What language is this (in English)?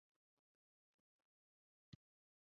Basque